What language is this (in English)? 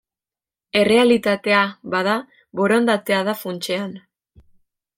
Basque